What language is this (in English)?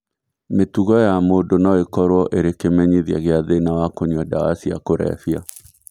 Kikuyu